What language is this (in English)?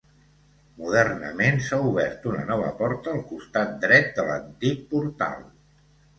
Catalan